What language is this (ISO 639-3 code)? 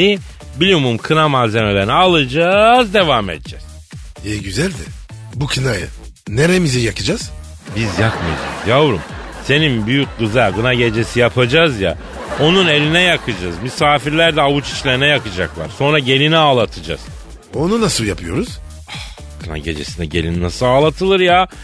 tur